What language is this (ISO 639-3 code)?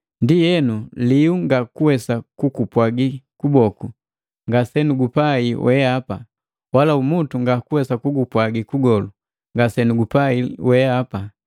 mgv